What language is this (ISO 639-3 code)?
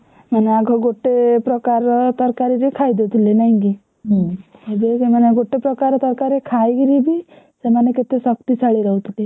ori